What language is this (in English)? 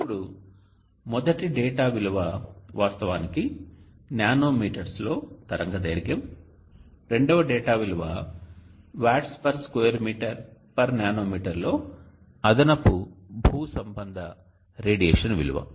Telugu